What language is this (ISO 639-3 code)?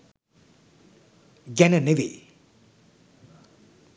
sin